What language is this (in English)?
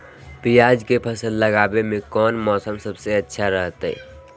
Magahi